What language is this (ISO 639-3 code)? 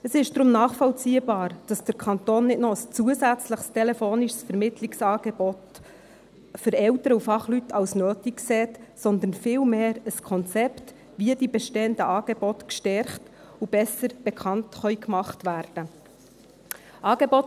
gsw